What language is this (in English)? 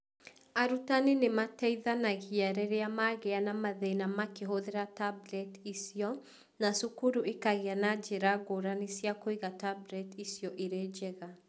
Kikuyu